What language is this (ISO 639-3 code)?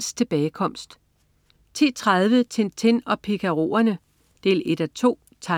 dan